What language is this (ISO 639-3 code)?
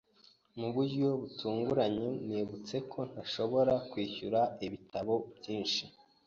kin